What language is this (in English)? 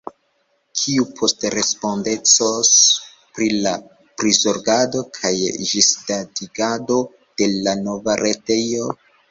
Esperanto